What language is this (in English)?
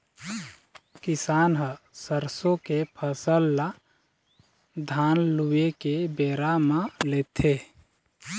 Chhattisgarhi